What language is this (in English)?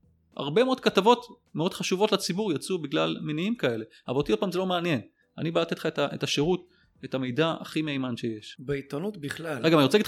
Hebrew